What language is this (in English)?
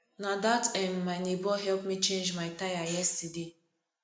Nigerian Pidgin